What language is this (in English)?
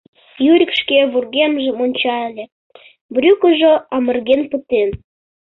Mari